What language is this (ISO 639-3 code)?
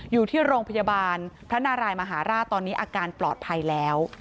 tha